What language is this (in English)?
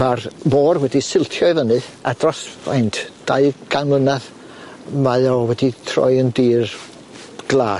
Welsh